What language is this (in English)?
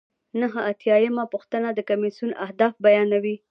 Pashto